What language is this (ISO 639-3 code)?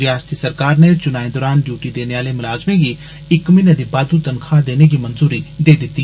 doi